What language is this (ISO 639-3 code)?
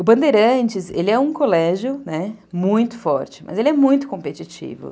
por